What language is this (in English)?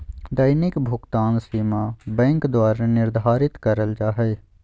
Magahi